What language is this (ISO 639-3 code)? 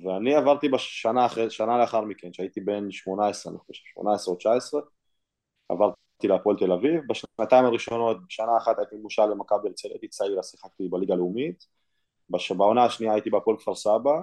heb